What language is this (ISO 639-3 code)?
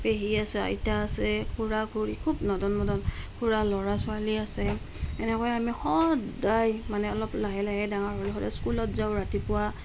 asm